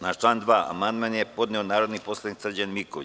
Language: Serbian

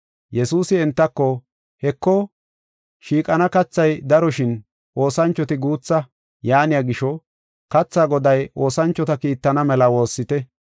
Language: Gofa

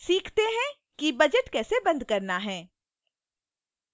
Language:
Hindi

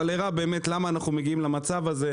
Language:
Hebrew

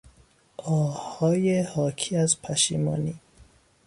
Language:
Persian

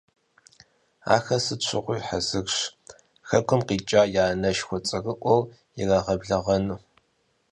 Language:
Kabardian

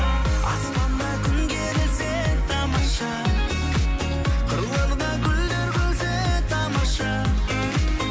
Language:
Kazakh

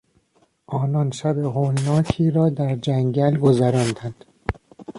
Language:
Persian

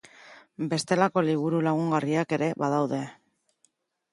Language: Basque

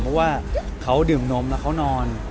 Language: Thai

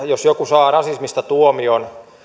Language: Finnish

